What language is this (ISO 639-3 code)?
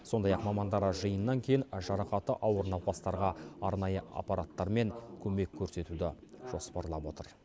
kaz